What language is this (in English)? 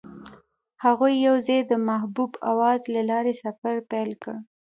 Pashto